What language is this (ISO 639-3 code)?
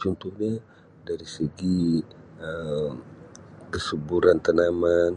msi